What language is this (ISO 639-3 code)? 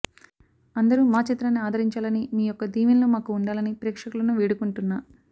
tel